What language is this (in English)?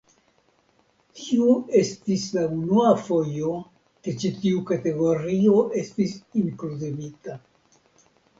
Esperanto